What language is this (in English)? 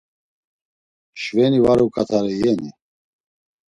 Laz